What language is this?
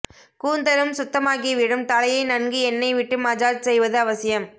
Tamil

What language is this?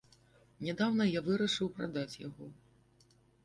Belarusian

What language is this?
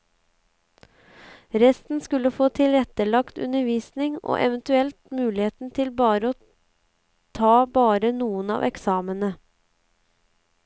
Norwegian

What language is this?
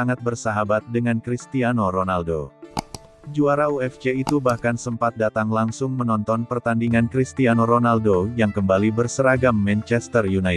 Indonesian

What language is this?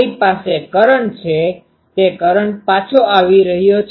Gujarati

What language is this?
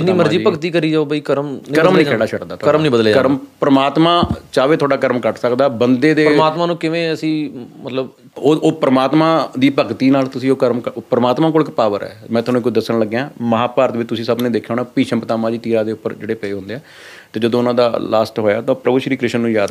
Punjabi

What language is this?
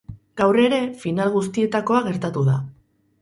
Basque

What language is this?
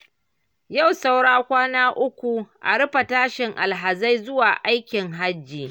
Hausa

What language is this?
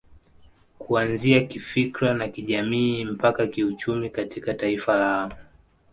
Swahili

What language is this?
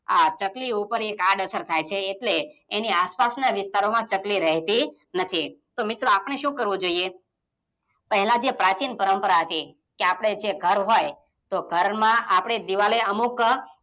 Gujarati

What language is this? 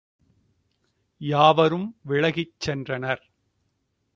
Tamil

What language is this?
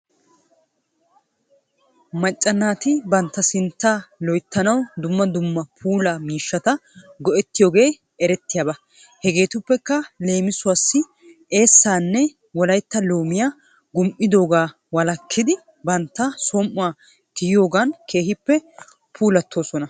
Wolaytta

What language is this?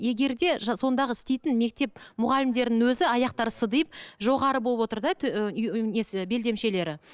Kazakh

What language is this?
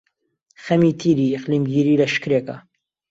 Central Kurdish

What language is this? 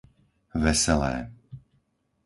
Slovak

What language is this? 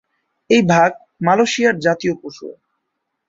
Bangla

